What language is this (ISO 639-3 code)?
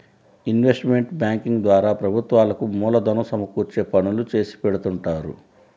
tel